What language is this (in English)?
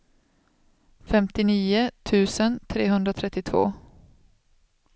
Swedish